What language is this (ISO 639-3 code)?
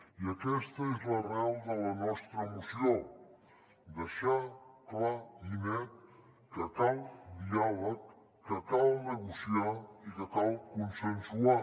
cat